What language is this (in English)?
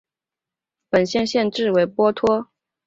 Chinese